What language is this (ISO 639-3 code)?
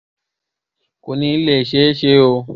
yor